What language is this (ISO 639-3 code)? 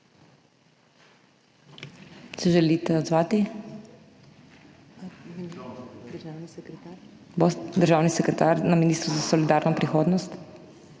slv